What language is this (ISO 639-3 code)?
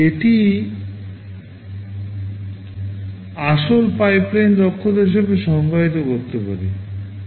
ben